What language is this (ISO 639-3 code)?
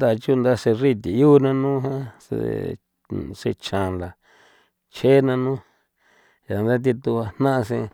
pow